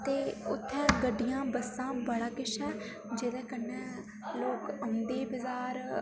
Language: Dogri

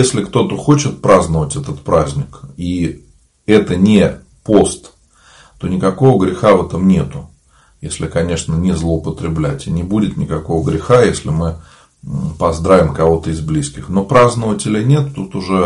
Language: Russian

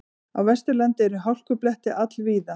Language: Icelandic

